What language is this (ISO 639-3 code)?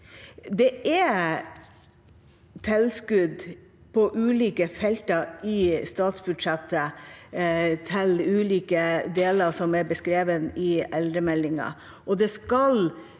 nor